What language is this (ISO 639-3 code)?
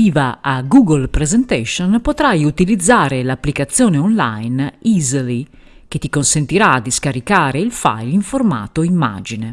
ita